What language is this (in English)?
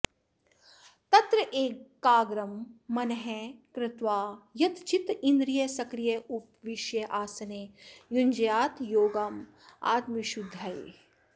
Sanskrit